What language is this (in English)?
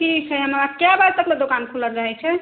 Maithili